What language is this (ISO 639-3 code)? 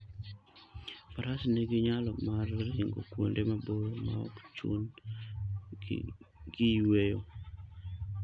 luo